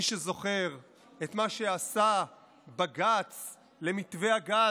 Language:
Hebrew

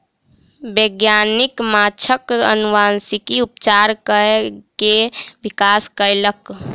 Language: Maithili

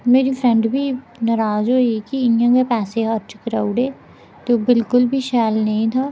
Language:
Dogri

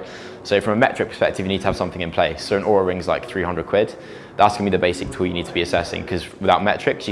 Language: English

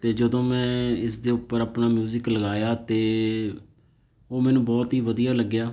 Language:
Punjabi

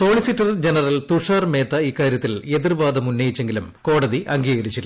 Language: Malayalam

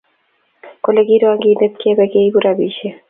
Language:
Kalenjin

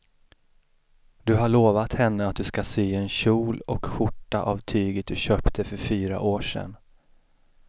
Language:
Swedish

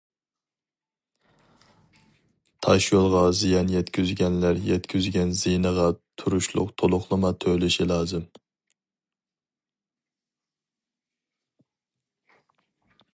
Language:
Uyghur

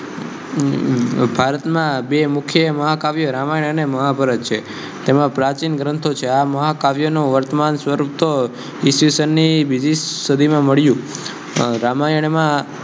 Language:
Gujarati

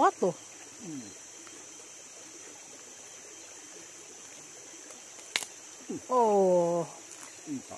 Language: Indonesian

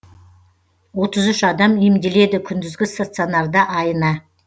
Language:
Kazakh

